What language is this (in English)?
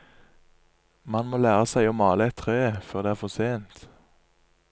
Norwegian